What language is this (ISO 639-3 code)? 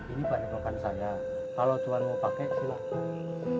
ind